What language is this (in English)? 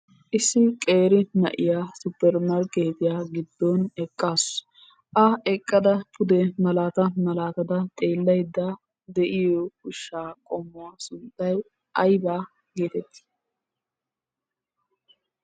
Wolaytta